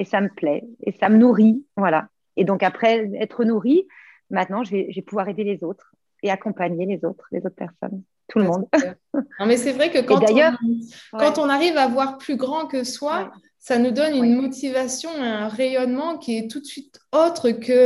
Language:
French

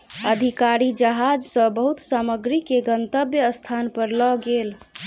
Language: Maithili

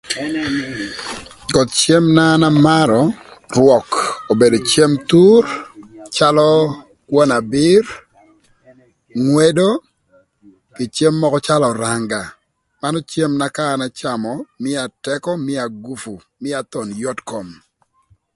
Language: Thur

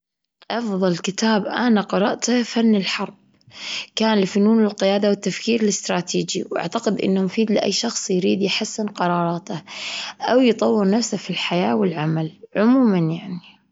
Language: Gulf Arabic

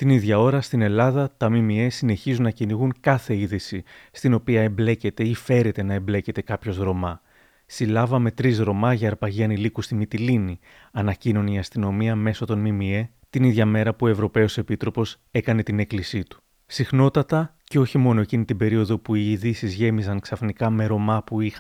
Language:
Greek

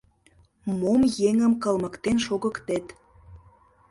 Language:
Mari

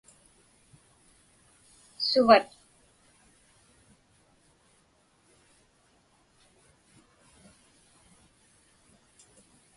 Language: Inupiaq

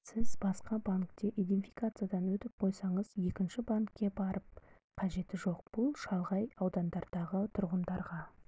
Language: Kazakh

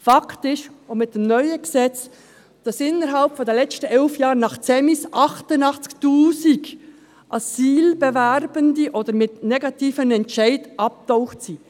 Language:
Swiss German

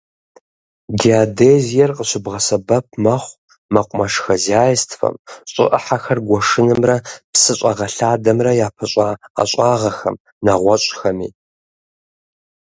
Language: Kabardian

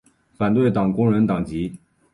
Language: Chinese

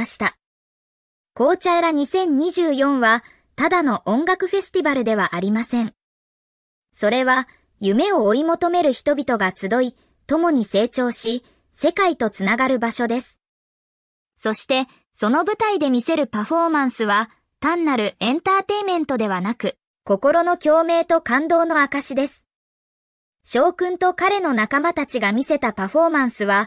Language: Japanese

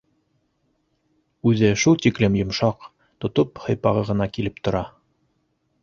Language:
Bashkir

